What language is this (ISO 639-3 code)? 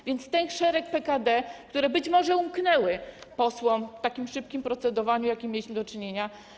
pol